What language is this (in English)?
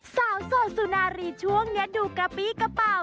Thai